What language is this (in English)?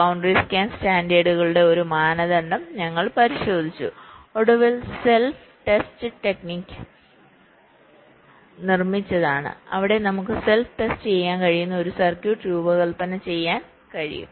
Malayalam